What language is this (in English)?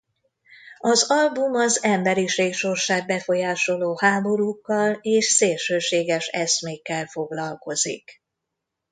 Hungarian